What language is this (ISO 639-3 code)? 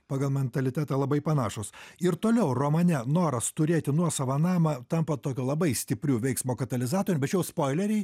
lit